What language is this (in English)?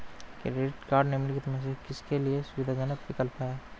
Hindi